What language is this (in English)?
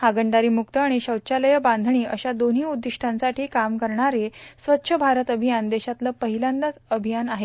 Marathi